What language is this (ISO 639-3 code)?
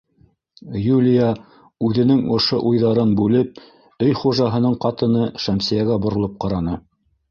bak